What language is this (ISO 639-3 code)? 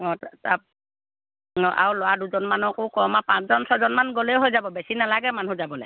asm